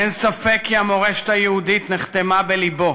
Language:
Hebrew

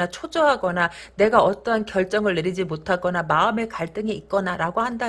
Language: Korean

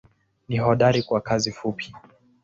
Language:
Swahili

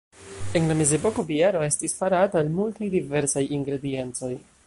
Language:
Esperanto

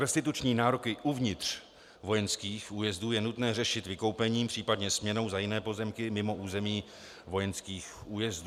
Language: Czech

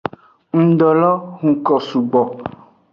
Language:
Aja (Benin)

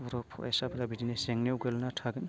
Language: Bodo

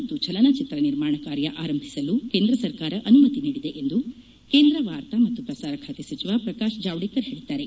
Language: Kannada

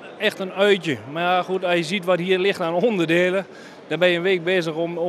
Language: Dutch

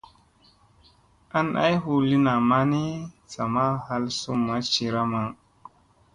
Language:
Musey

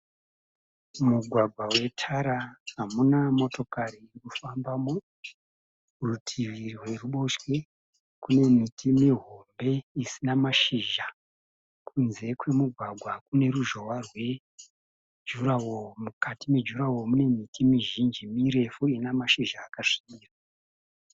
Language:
Shona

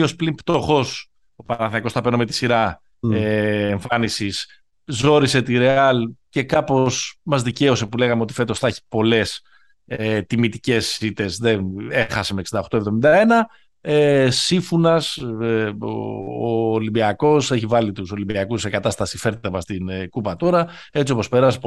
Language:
Greek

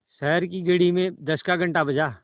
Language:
Hindi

